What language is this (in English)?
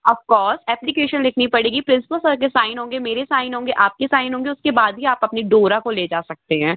Hindi